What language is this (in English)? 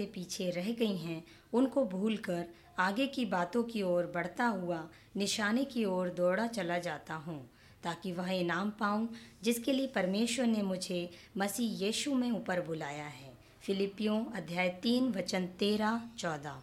Hindi